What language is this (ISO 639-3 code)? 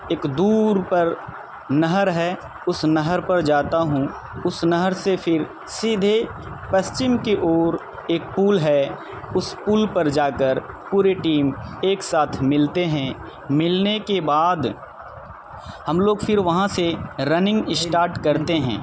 urd